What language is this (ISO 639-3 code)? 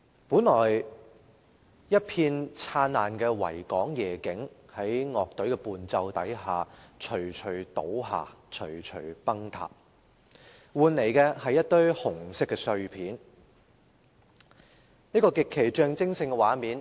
yue